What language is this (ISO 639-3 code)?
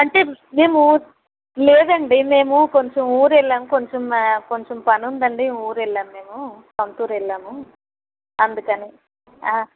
tel